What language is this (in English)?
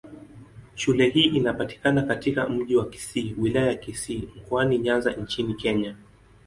Swahili